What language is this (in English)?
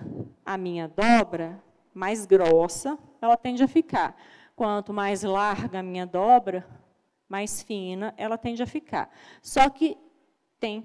Portuguese